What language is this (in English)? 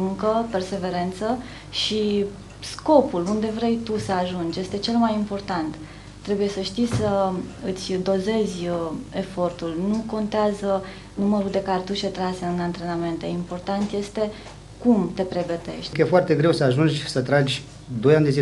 Romanian